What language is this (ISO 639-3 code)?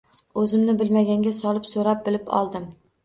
uzb